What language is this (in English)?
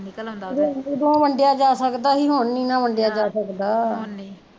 Punjabi